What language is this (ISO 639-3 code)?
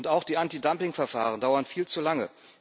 deu